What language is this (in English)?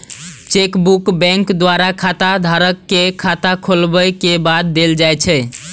Maithili